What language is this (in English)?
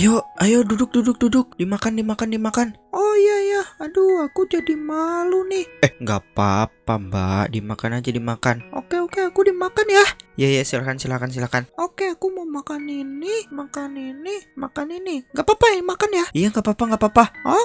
Indonesian